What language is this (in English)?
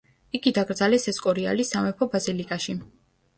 Georgian